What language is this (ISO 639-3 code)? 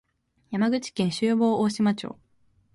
jpn